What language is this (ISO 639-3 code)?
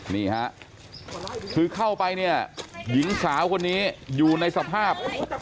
tha